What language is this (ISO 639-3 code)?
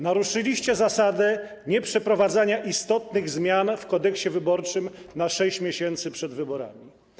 pol